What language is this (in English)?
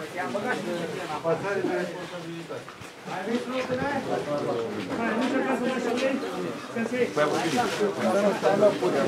Romanian